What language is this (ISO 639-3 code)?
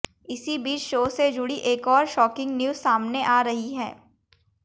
hin